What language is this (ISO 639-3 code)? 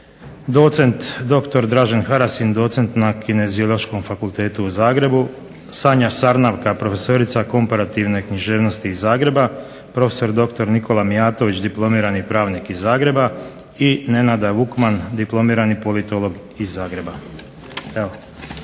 hrv